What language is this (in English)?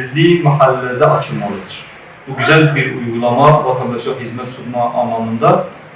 Turkish